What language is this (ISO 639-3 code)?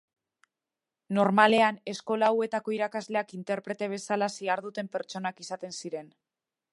eus